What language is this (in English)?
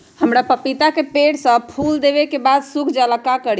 Magahi